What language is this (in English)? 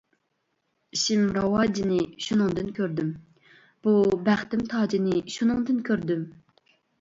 Uyghur